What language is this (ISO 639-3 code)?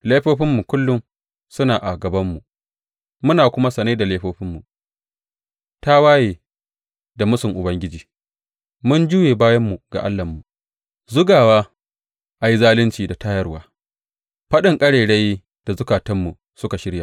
hau